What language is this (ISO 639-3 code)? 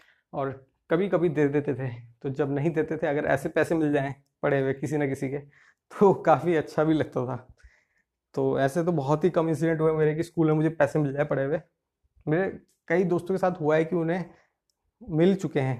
hin